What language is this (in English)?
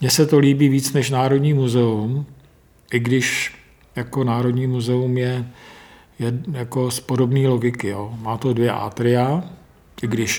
Czech